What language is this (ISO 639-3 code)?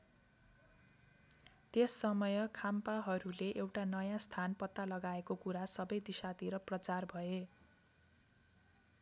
nep